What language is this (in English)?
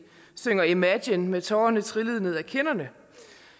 Danish